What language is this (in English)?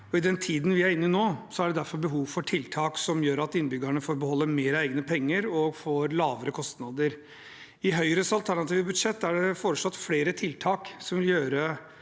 Norwegian